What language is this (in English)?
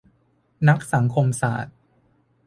Thai